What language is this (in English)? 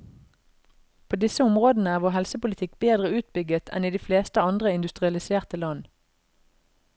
Norwegian